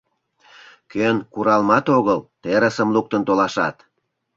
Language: Mari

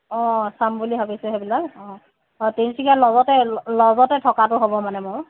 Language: Assamese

